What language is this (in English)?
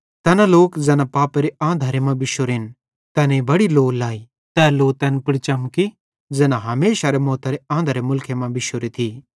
Bhadrawahi